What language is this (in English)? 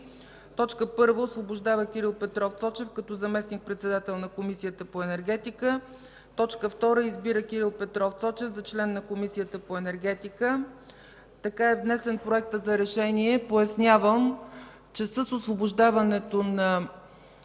Bulgarian